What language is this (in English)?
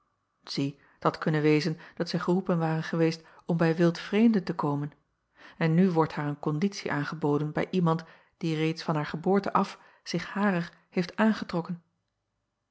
Dutch